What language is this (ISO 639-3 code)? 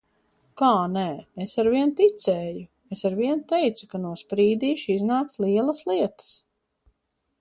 lav